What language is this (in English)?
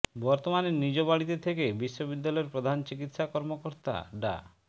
Bangla